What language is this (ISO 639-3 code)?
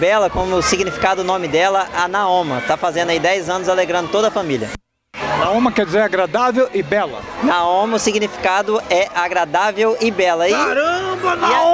por